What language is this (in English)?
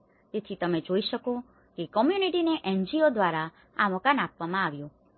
Gujarati